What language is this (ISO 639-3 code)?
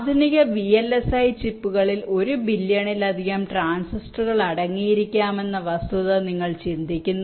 mal